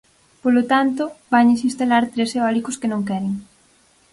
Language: Galician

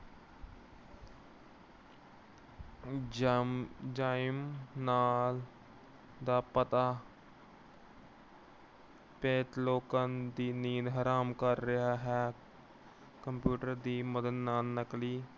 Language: Punjabi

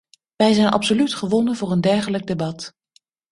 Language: Dutch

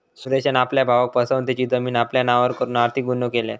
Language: Marathi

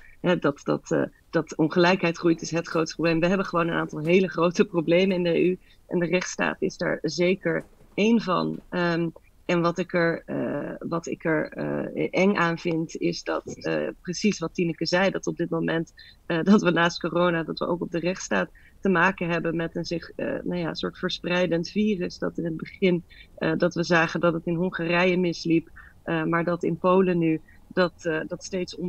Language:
Dutch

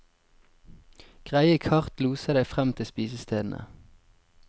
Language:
Norwegian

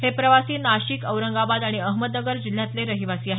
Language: Marathi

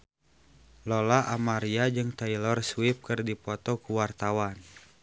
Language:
Sundanese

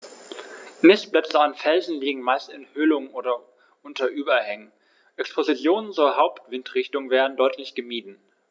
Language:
German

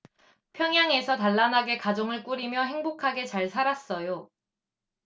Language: Korean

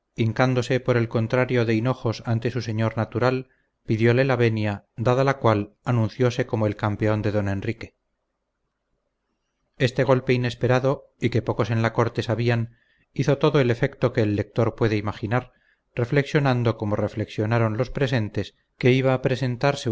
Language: Spanish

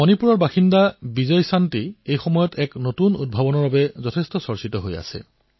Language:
Assamese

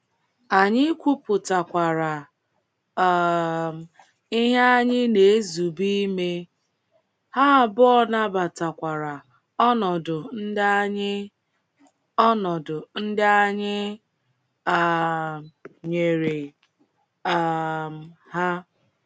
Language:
Igbo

